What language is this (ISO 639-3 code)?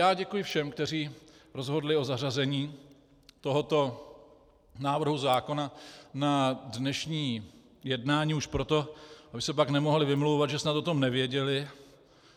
ces